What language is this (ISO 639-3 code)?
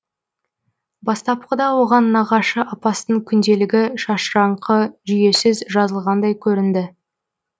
kaz